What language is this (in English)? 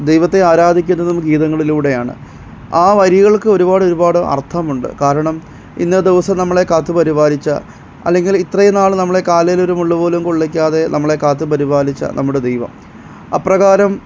Malayalam